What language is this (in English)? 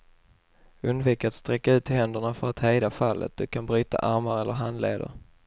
Swedish